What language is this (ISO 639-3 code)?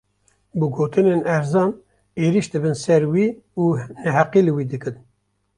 kur